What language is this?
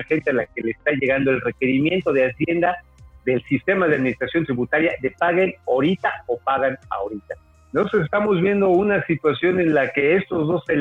Spanish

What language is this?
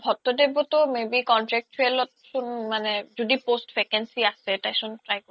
Assamese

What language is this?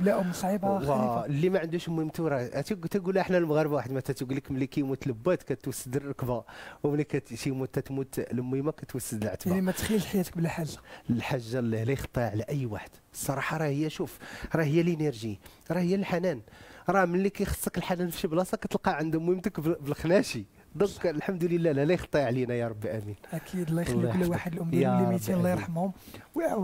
Arabic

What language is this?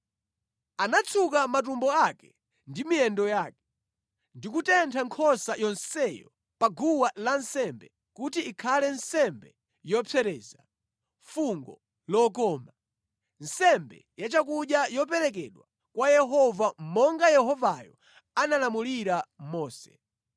Nyanja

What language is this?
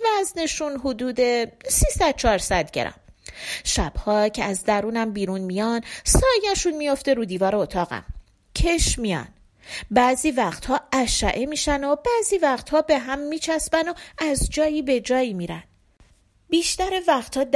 Persian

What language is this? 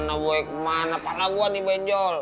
Indonesian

